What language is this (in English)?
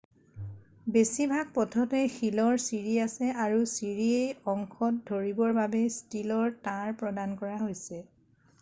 Assamese